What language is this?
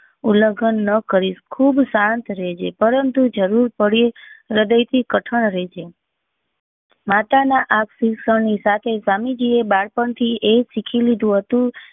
Gujarati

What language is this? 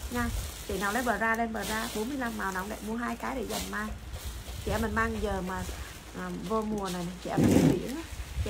Vietnamese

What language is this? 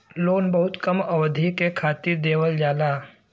Bhojpuri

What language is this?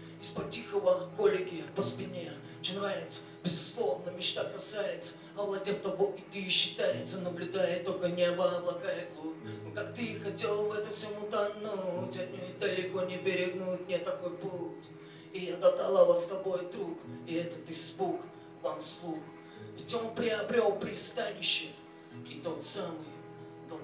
Ukrainian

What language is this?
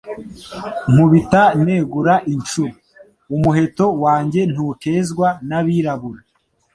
Kinyarwanda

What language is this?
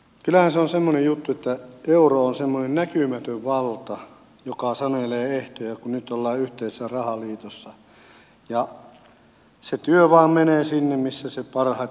Finnish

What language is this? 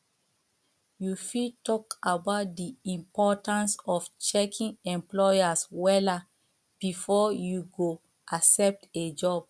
Nigerian Pidgin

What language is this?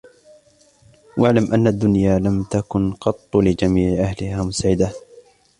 Arabic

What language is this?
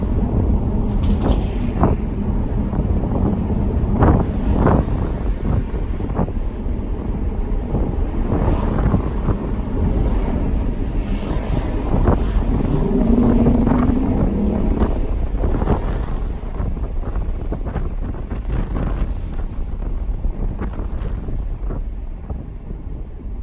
Japanese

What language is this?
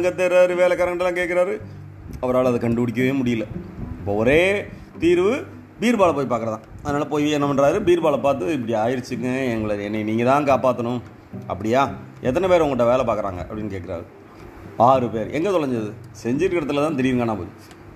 Tamil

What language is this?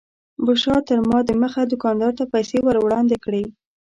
Pashto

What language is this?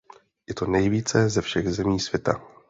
Czech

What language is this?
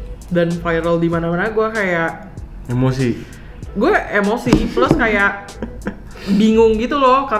Indonesian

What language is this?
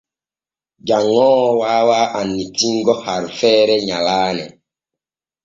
Borgu Fulfulde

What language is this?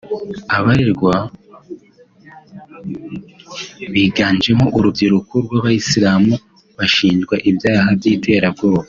Kinyarwanda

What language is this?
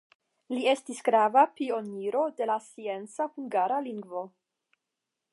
Esperanto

